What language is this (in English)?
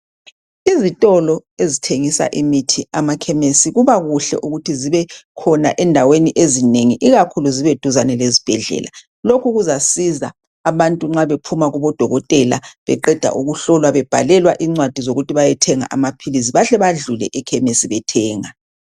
North Ndebele